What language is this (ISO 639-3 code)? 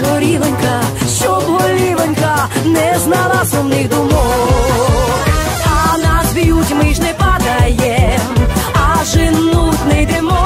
ukr